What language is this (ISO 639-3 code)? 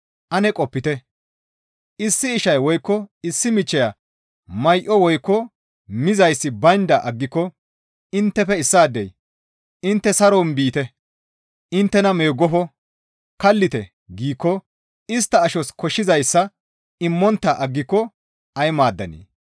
gmv